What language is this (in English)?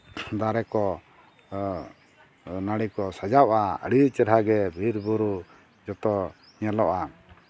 Santali